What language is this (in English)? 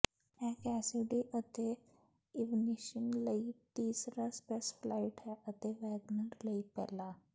Punjabi